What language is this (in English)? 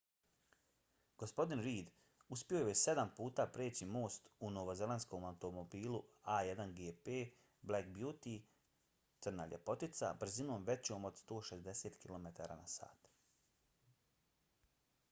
Bosnian